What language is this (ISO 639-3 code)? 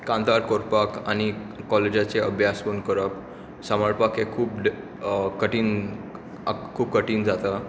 kok